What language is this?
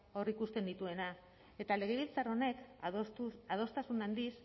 Basque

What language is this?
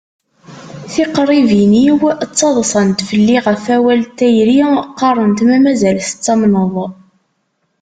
Kabyle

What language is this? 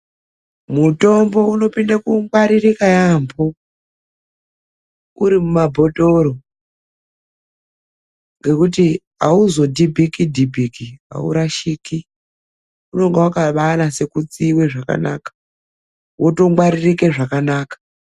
Ndau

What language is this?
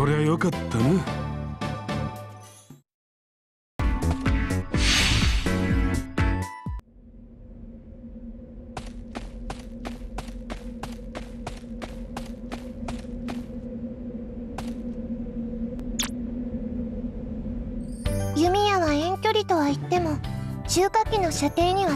Japanese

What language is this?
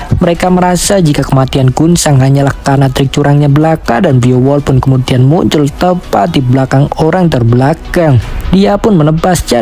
Indonesian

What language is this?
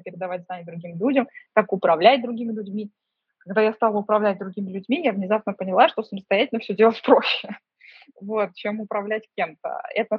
Russian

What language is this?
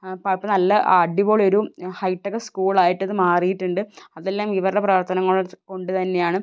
Malayalam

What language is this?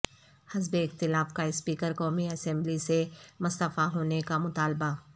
Urdu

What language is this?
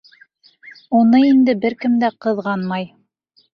Bashkir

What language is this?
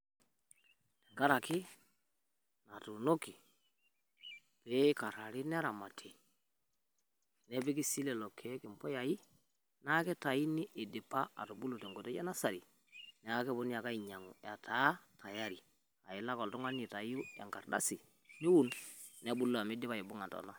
Masai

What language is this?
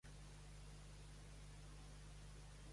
Catalan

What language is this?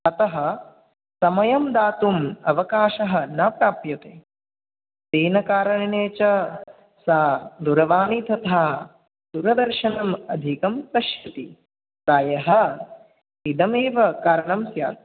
Sanskrit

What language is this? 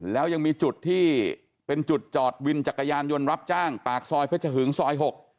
Thai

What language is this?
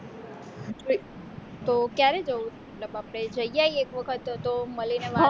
Gujarati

